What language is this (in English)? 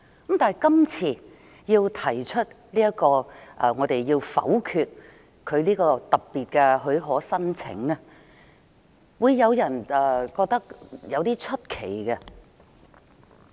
Cantonese